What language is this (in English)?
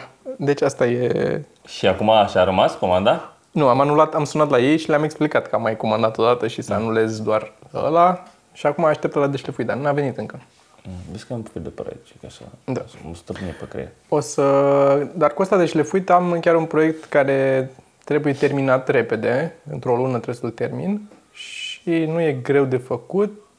Romanian